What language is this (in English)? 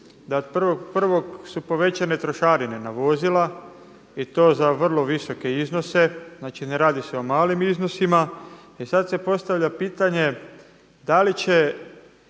Croatian